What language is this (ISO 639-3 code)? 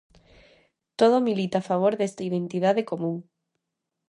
glg